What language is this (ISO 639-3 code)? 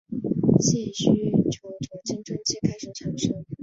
zho